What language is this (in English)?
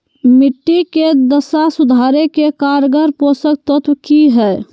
Magahi